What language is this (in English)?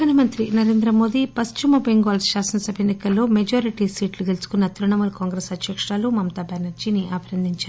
Telugu